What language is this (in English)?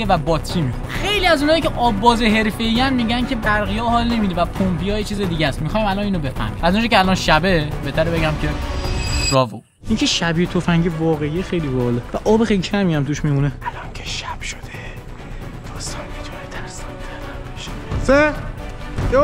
Persian